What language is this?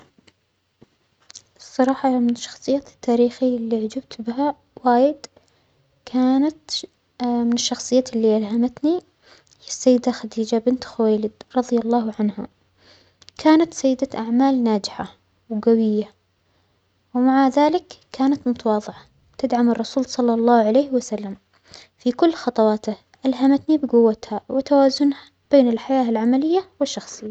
Omani Arabic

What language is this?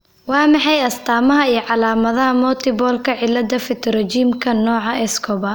Somali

